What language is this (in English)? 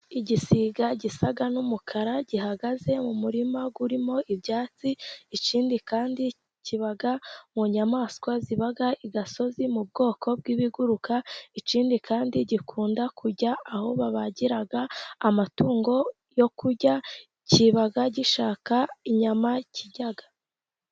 Kinyarwanda